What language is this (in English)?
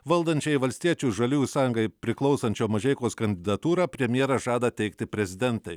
Lithuanian